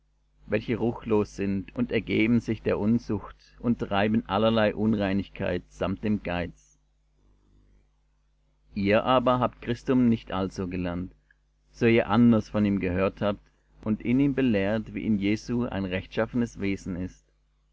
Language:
German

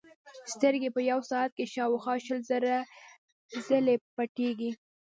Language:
Pashto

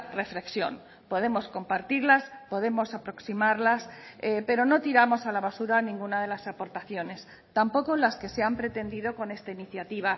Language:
Spanish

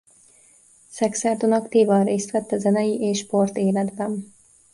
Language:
Hungarian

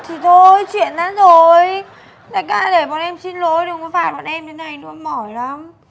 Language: Vietnamese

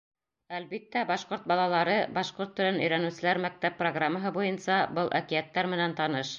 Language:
Bashkir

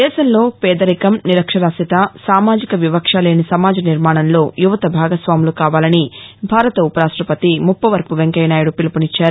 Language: Telugu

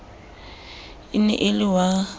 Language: Southern Sotho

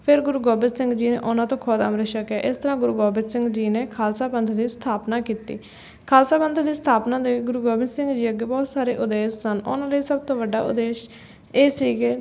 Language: Punjabi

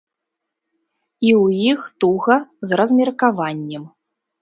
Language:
Belarusian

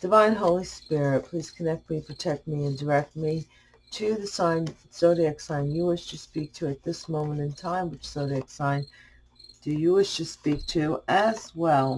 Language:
English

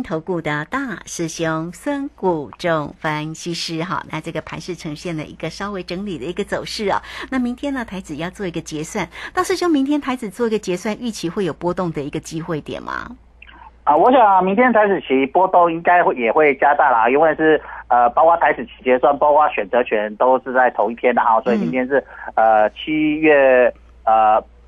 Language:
Chinese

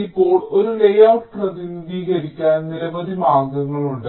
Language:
Malayalam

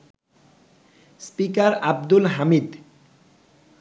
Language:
Bangla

